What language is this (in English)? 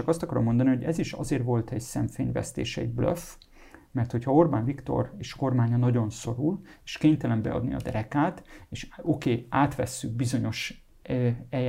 Hungarian